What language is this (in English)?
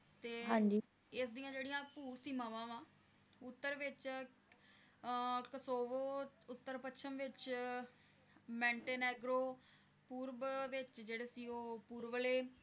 Punjabi